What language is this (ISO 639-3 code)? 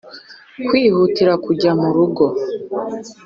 kin